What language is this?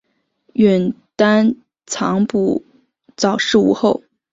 Chinese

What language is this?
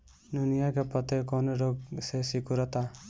Bhojpuri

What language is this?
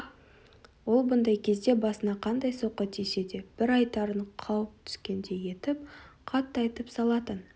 Kazakh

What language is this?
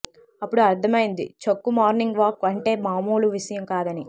Telugu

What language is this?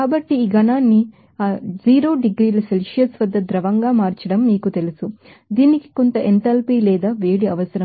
Telugu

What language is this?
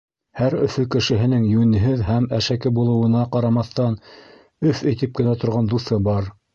Bashkir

